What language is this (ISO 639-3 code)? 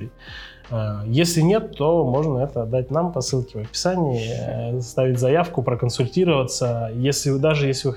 rus